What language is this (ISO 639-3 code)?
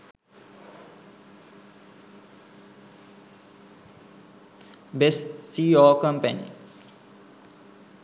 sin